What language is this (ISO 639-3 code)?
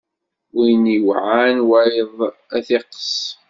kab